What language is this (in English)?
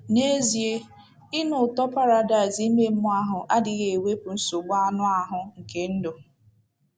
Igbo